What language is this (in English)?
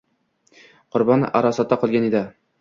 Uzbek